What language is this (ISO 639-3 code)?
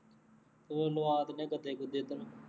pan